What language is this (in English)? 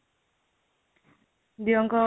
Odia